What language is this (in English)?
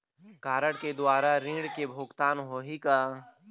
Chhattisgarhi